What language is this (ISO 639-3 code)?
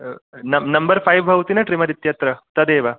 san